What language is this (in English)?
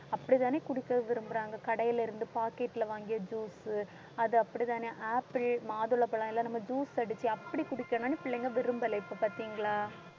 Tamil